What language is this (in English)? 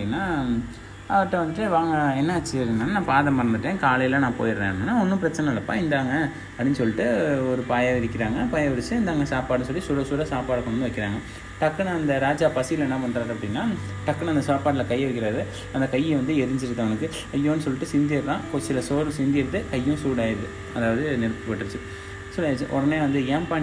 Tamil